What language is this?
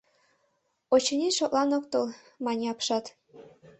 Mari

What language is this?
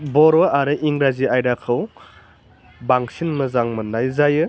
Bodo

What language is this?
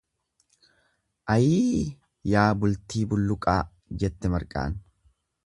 Oromo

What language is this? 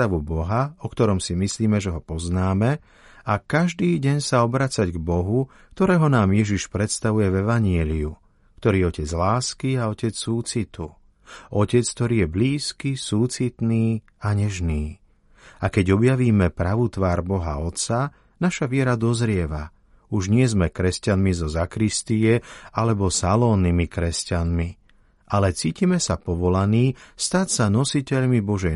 Slovak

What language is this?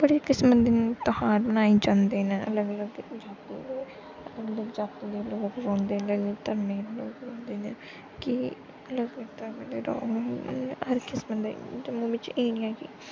Dogri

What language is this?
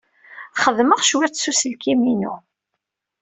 Kabyle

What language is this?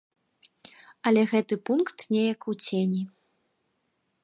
Belarusian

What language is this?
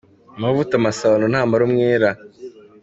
Kinyarwanda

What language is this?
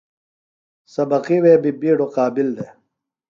Phalura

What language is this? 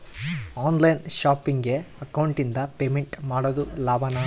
Kannada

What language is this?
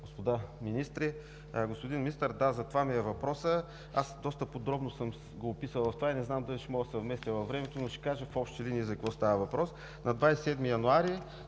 Bulgarian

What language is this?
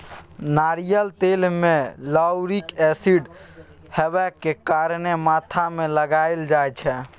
Maithili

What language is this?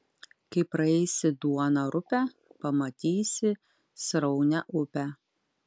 Lithuanian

